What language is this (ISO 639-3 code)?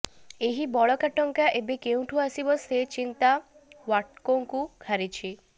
ori